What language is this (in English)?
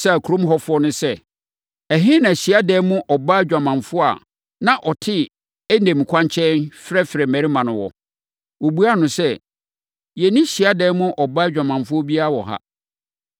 Akan